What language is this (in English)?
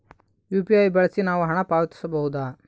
Kannada